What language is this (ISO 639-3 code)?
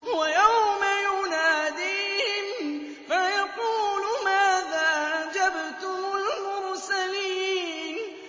ara